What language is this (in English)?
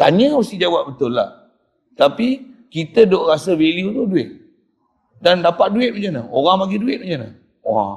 Malay